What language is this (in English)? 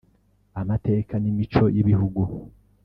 Kinyarwanda